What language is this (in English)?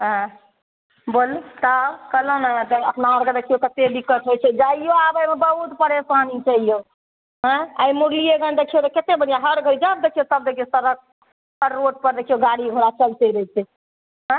Maithili